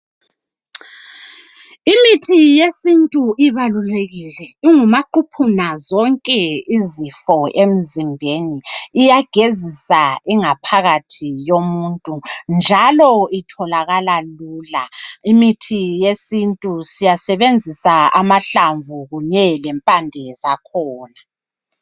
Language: North Ndebele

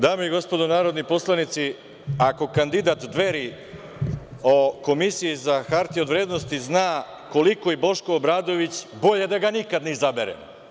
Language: Serbian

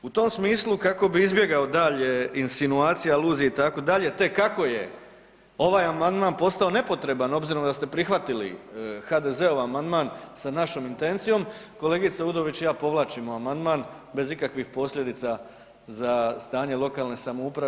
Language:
Croatian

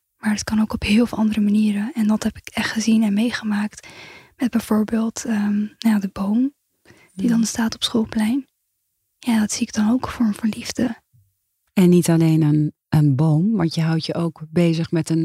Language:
Dutch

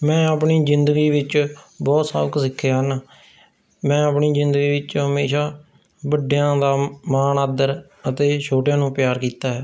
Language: Punjabi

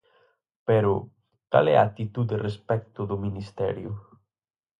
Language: Galician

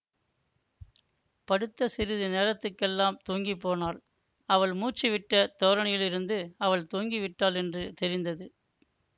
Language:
Tamil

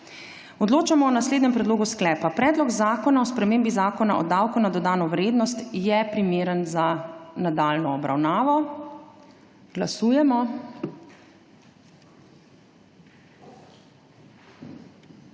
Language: Slovenian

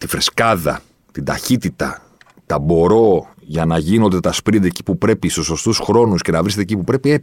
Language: Greek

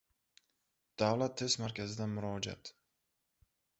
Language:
Uzbek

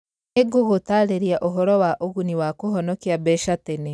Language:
Kikuyu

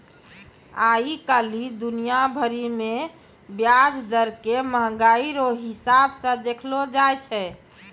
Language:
Maithili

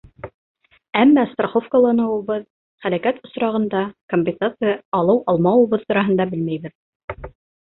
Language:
Bashkir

